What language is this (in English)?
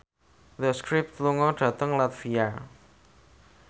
Javanese